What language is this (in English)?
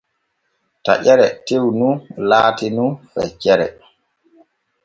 Borgu Fulfulde